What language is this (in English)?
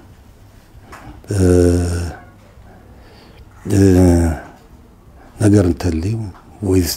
Arabic